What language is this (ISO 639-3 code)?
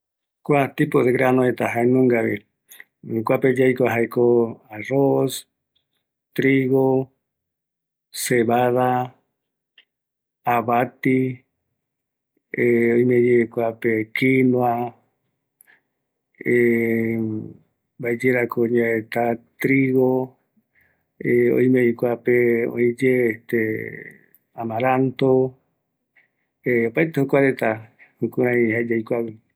gui